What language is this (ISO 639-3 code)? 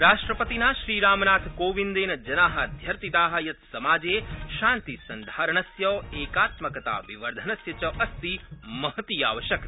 san